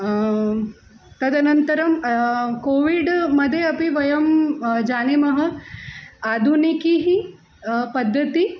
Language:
Sanskrit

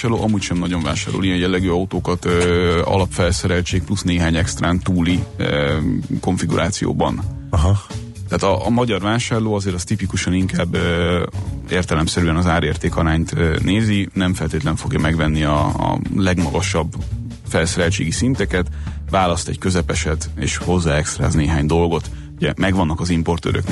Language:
Hungarian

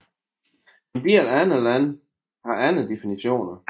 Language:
Danish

